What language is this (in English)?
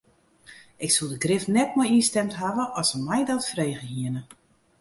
Western Frisian